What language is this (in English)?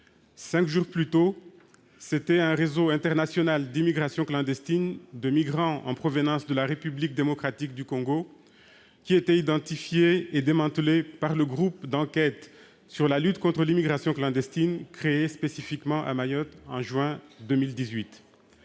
French